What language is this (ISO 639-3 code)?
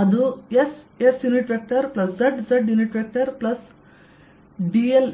kan